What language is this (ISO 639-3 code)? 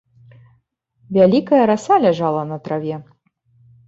bel